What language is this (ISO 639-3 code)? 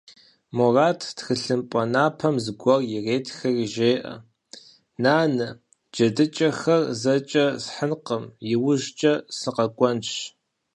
kbd